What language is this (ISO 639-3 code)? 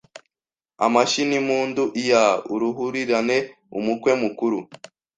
kin